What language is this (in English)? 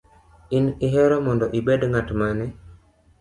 Luo (Kenya and Tanzania)